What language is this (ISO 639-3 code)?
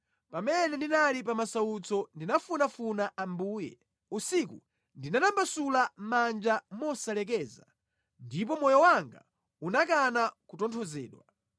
nya